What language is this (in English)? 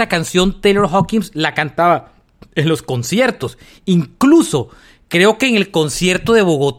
Spanish